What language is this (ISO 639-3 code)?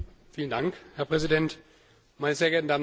deu